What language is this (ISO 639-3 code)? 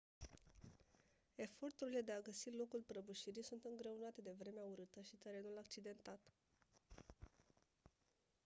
ron